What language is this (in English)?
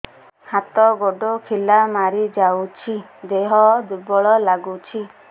Odia